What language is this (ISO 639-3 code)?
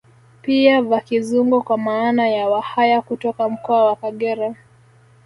swa